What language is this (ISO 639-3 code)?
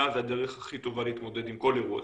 heb